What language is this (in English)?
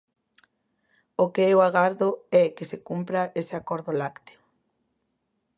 Galician